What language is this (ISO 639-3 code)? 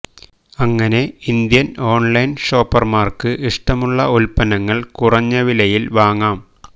mal